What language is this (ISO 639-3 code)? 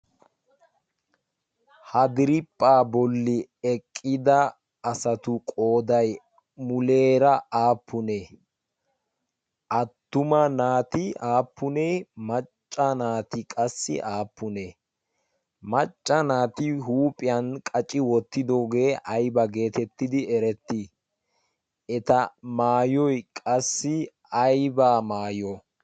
wal